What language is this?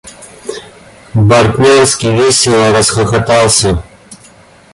Russian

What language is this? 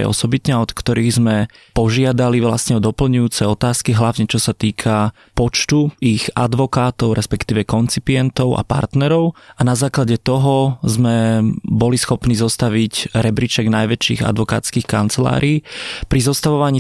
Slovak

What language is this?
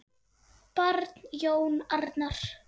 Icelandic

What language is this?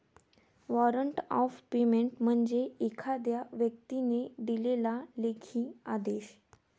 Marathi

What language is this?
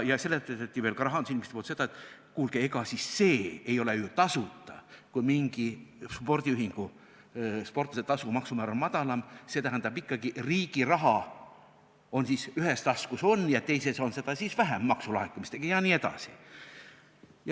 Estonian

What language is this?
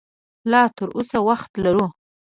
Pashto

